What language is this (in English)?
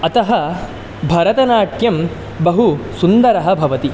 Sanskrit